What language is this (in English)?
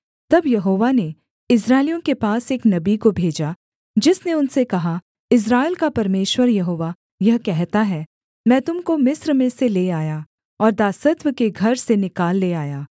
Hindi